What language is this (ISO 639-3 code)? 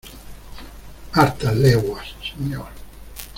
spa